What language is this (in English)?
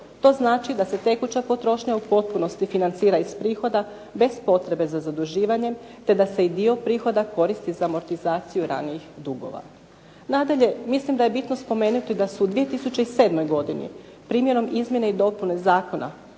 Croatian